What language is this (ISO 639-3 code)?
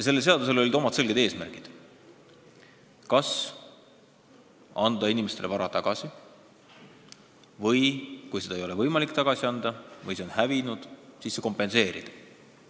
est